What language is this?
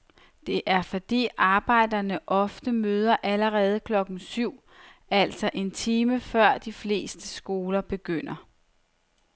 Danish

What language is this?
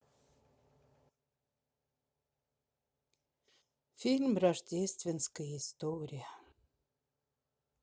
Russian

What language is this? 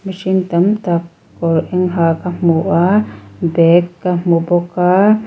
Mizo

